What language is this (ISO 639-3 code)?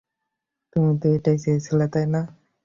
ben